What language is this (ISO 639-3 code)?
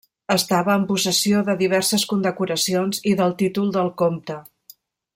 cat